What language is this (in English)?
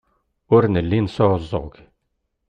Kabyle